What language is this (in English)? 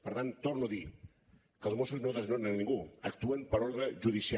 Catalan